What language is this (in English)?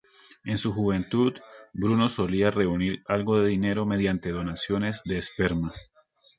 Spanish